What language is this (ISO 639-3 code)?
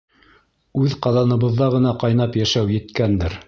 bak